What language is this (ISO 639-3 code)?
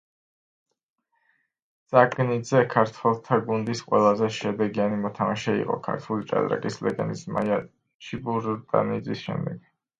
kat